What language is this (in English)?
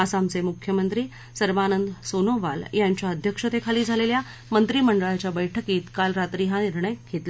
Marathi